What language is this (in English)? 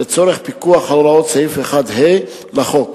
Hebrew